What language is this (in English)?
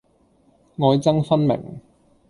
Cantonese